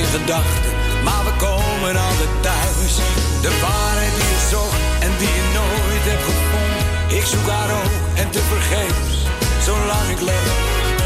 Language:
Dutch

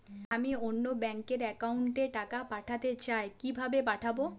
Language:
Bangla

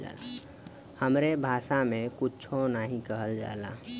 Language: Bhojpuri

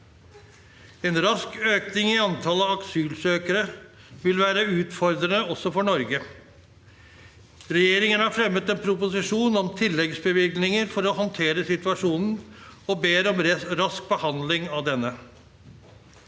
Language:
Norwegian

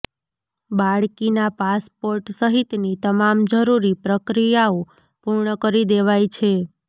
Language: Gujarati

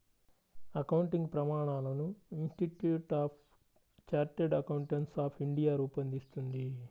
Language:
Telugu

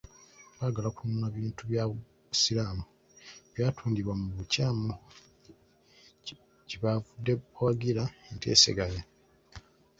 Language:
Ganda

